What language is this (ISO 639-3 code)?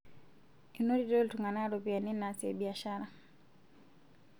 mas